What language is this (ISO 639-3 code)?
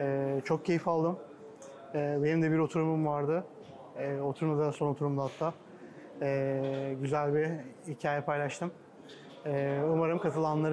tur